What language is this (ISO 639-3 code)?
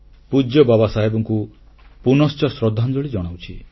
ori